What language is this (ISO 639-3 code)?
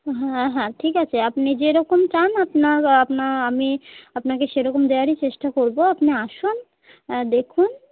ben